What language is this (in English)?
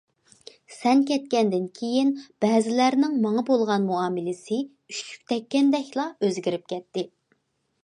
Uyghur